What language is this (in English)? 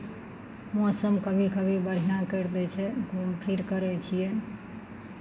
Maithili